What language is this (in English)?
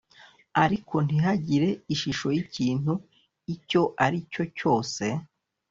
Kinyarwanda